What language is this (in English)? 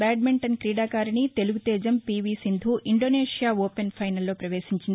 Telugu